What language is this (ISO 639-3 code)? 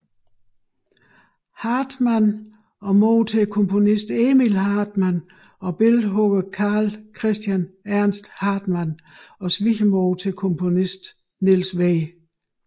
dan